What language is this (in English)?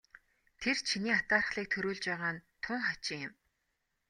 Mongolian